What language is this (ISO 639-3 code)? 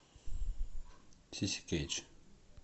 rus